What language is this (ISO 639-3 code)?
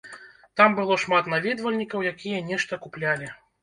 bel